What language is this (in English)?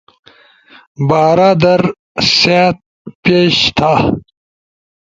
Ushojo